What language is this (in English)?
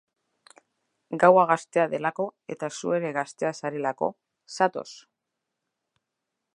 Basque